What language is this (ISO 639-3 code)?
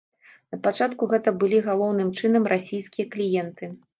bel